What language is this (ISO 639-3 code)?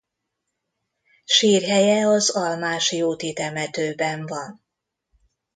hun